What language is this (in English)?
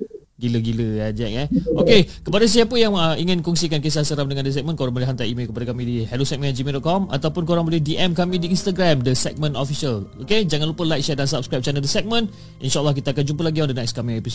Malay